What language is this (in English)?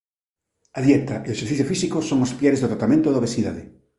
Galician